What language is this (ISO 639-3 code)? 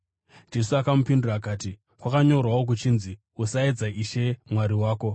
sna